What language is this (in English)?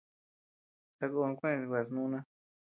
Tepeuxila Cuicatec